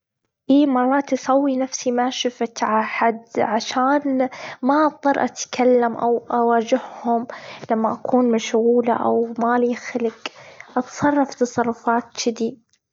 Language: Gulf Arabic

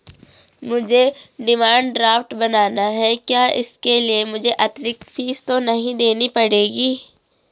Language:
Hindi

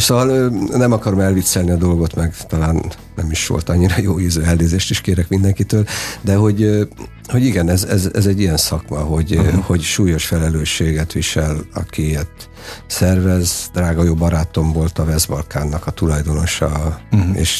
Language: Hungarian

